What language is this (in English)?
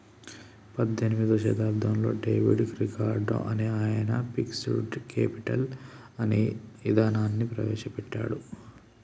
Telugu